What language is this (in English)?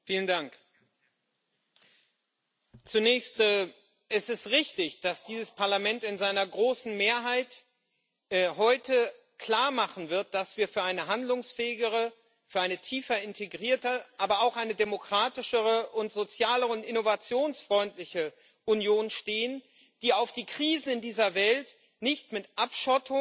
German